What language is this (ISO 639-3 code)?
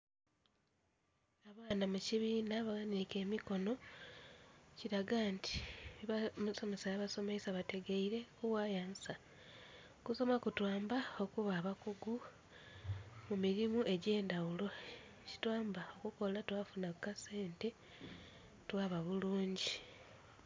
xog